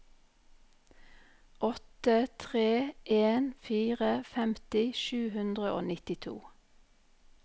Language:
Norwegian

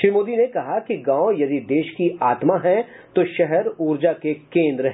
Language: Hindi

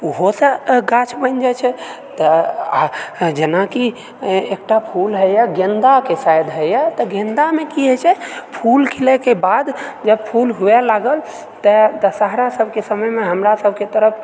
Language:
Maithili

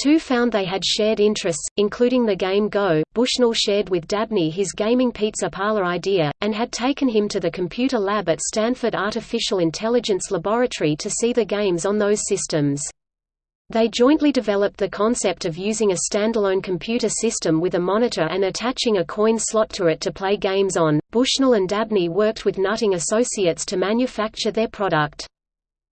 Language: English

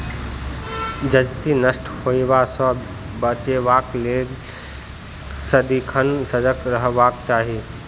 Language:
Maithili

